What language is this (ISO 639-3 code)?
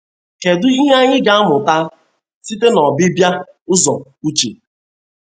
ibo